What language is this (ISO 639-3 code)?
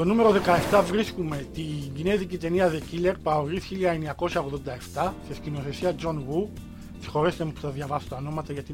ell